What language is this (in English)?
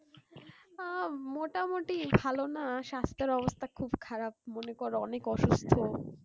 Bangla